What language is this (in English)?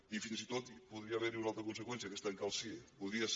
Catalan